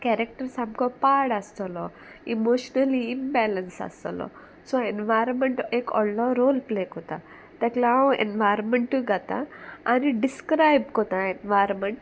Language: Konkani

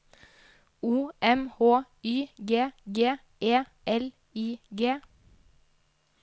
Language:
Norwegian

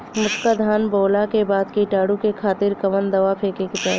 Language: Bhojpuri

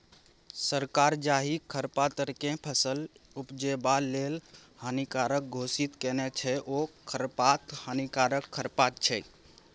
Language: Maithili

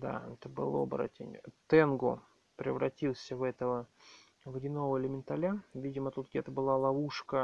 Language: Russian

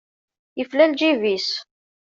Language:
Kabyle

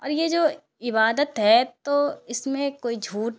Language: Urdu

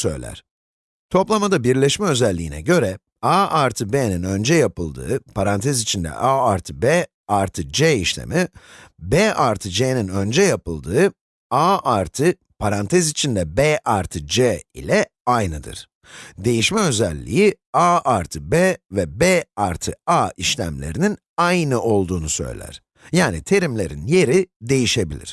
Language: Turkish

